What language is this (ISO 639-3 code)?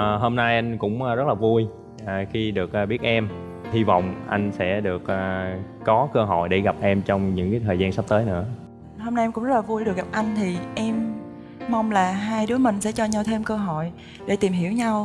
vie